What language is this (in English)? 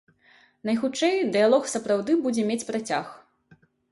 Belarusian